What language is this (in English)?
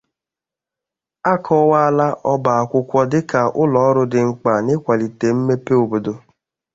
Igbo